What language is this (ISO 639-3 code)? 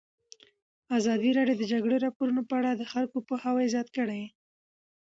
pus